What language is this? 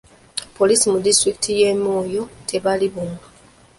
Ganda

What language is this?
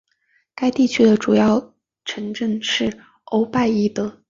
Chinese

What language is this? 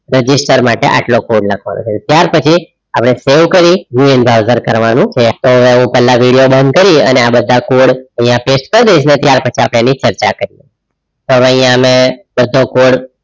Gujarati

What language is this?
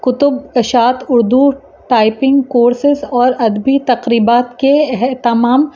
Urdu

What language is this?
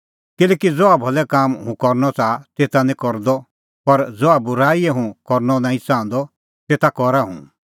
Kullu Pahari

